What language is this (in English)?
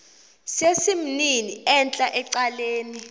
Xhosa